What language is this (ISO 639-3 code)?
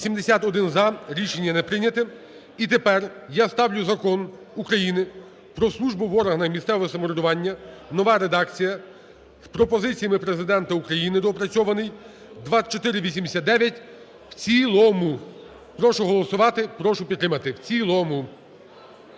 ukr